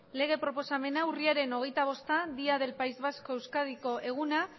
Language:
Basque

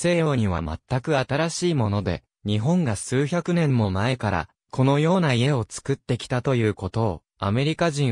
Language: Japanese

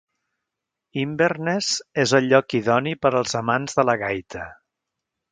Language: Catalan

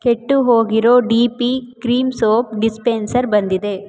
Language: Kannada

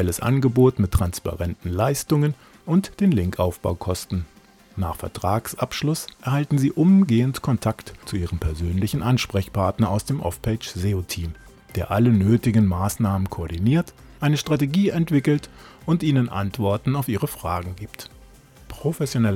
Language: German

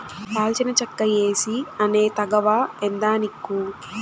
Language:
Telugu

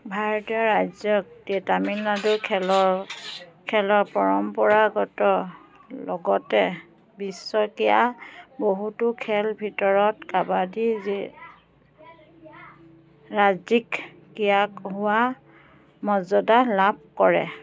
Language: Assamese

